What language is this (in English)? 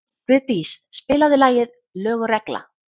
Icelandic